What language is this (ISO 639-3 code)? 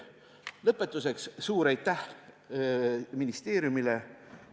est